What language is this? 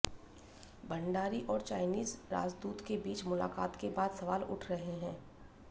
Hindi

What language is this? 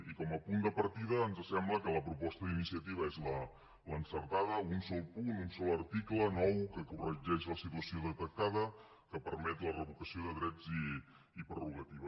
Catalan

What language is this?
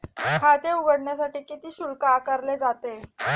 Marathi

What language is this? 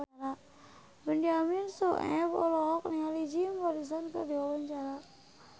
Sundanese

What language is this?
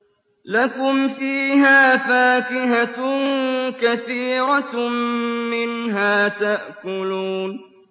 Arabic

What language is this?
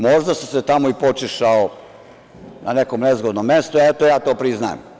Serbian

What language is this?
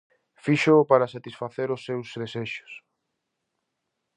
Galician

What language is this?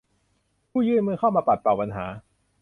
Thai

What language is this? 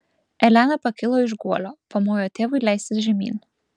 Lithuanian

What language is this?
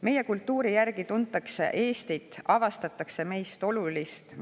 Estonian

